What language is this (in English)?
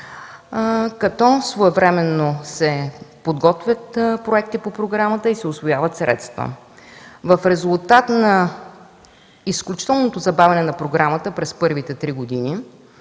Bulgarian